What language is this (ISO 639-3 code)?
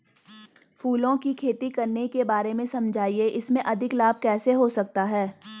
hin